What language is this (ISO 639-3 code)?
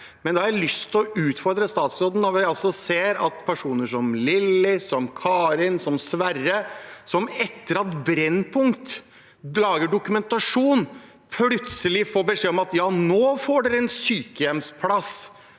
nor